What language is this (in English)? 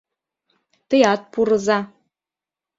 Mari